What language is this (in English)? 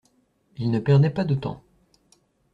French